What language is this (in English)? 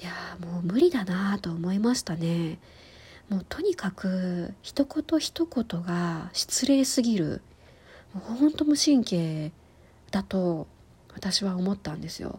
Japanese